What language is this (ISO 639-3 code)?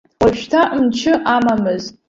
abk